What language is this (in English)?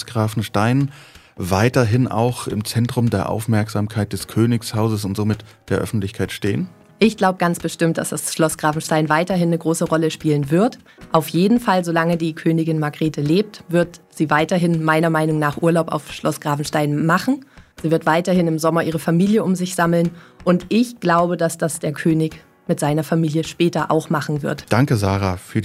German